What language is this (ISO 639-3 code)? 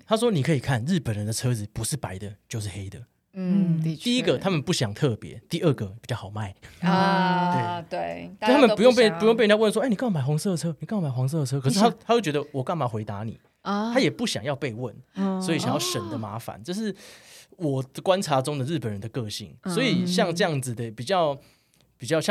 zho